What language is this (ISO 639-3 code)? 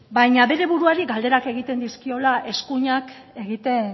eus